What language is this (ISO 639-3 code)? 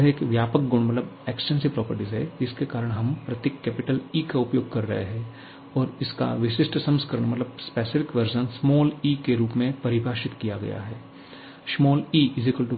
hin